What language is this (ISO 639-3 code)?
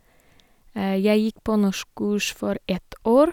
nor